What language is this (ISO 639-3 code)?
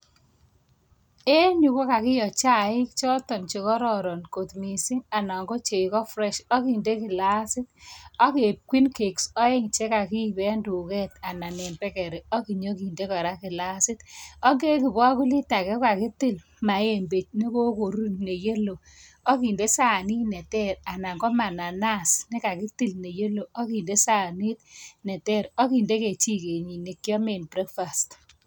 kln